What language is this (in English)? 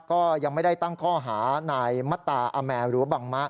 Thai